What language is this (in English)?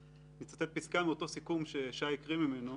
Hebrew